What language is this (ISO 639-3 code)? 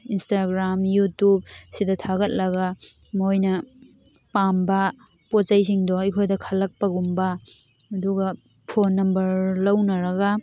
mni